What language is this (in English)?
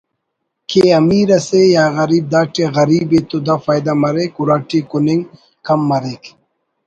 Brahui